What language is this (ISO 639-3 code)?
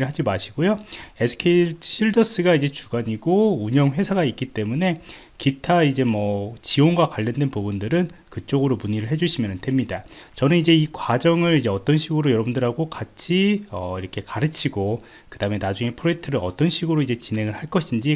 kor